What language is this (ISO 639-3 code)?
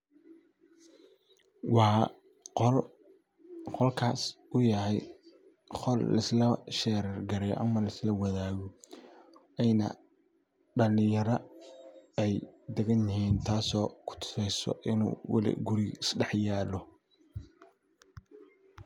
som